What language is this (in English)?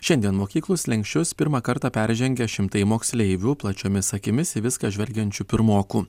Lithuanian